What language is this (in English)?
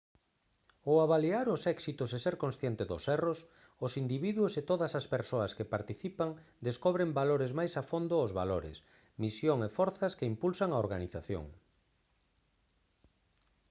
Galician